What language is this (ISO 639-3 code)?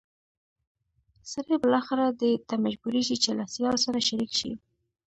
pus